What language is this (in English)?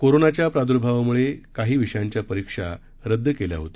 Marathi